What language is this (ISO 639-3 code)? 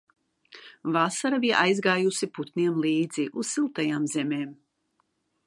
lav